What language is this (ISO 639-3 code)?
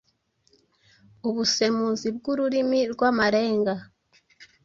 kin